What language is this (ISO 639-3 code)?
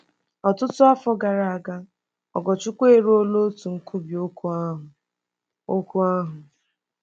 ibo